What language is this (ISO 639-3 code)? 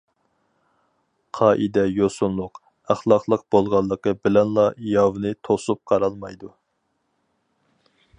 uig